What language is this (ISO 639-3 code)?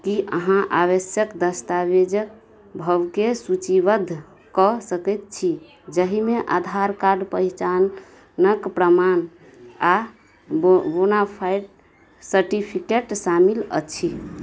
mai